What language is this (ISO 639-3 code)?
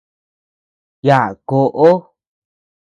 cux